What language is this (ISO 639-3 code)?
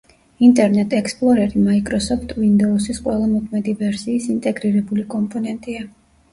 kat